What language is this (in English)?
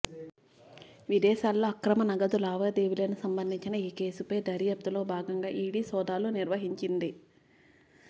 Telugu